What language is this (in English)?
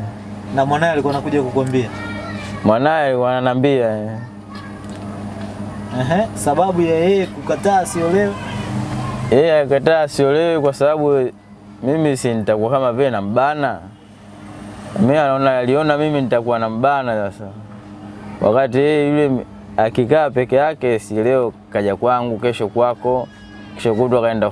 Indonesian